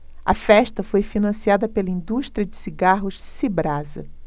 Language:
Portuguese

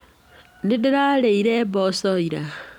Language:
Kikuyu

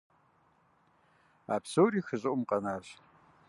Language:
Kabardian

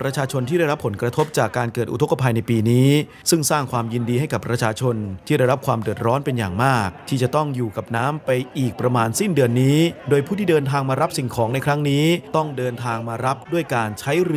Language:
Thai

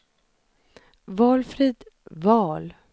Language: Swedish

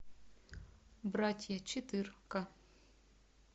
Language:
Russian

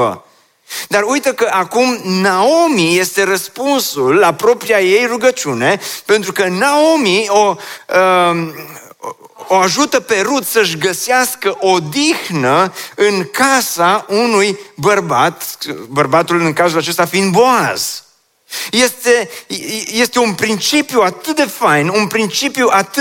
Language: Romanian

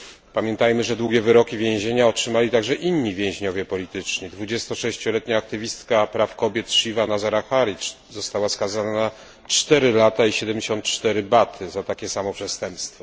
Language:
Polish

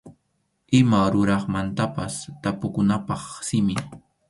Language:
Arequipa-La Unión Quechua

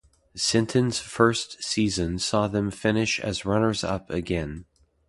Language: English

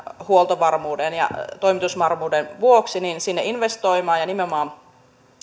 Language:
Finnish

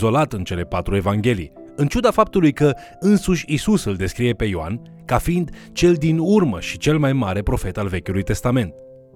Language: Romanian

